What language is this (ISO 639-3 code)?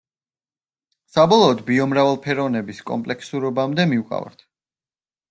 kat